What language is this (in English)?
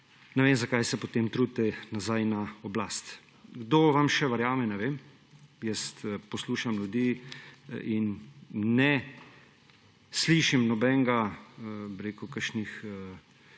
Slovenian